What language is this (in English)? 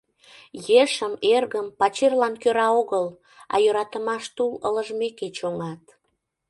Mari